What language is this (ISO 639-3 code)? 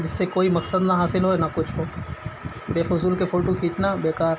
urd